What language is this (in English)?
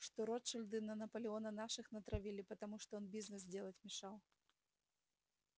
Russian